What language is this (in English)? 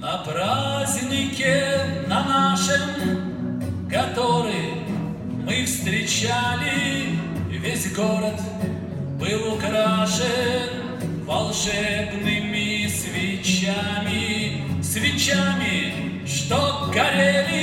Russian